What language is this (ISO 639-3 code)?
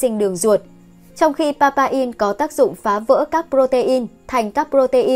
vie